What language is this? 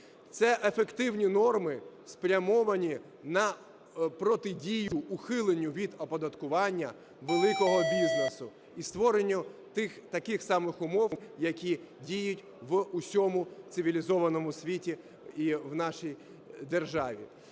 Ukrainian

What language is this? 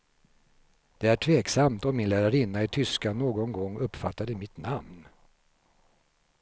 Swedish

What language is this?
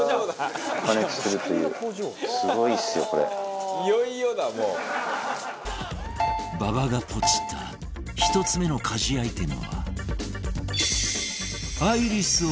Japanese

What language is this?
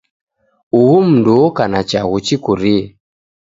Taita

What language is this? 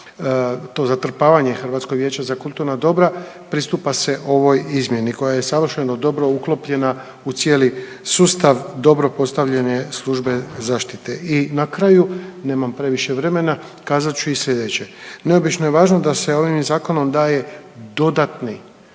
Croatian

